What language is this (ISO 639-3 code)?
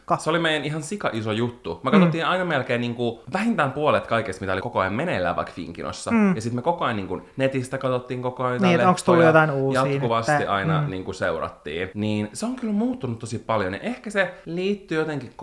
fin